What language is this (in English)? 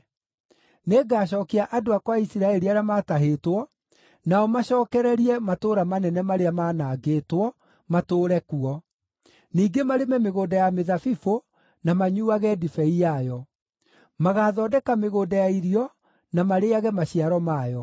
Kikuyu